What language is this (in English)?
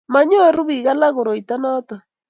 Kalenjin